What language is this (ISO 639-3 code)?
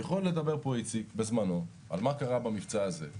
heb